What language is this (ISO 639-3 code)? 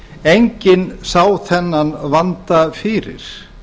isl